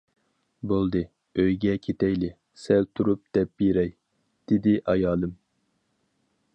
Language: Uyghur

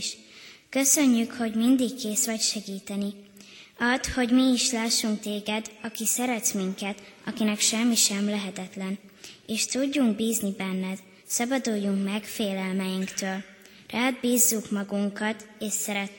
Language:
Hungarian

